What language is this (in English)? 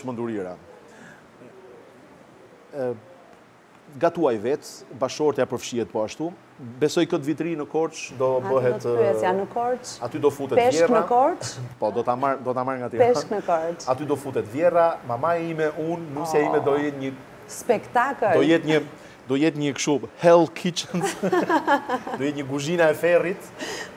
Romanian